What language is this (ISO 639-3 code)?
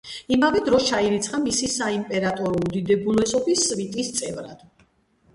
kat